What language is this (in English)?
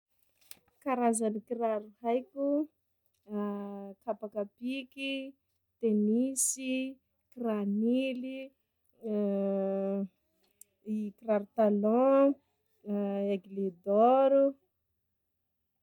Sakalava Malagasy